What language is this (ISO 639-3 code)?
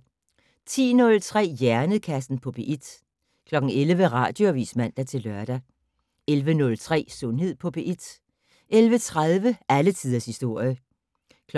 dan